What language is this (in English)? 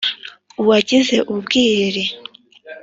Kinyarwanda